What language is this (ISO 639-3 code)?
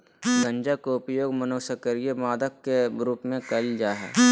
mag